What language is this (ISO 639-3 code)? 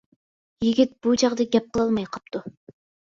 uig